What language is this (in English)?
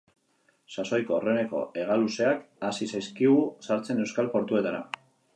Basque